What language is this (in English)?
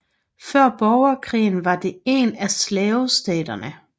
Danish